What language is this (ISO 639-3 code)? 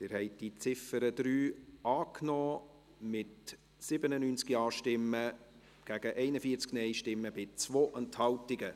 gsw